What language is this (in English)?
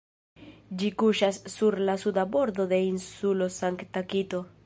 Esperanto